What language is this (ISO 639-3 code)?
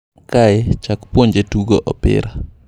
luo